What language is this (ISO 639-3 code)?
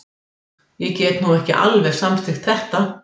isl